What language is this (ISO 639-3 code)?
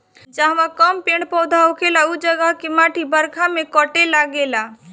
bho